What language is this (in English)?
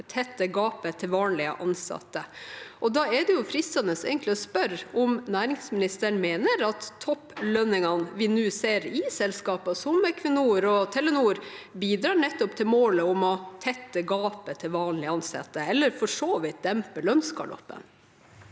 Norwegian